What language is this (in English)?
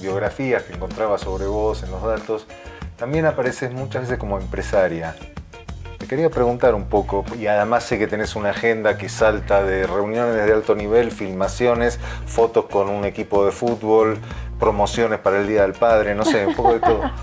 Spanish